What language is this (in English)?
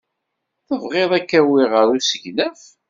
Kabyle